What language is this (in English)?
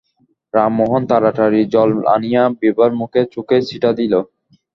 Bangla